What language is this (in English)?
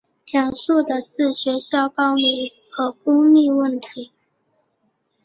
Chinese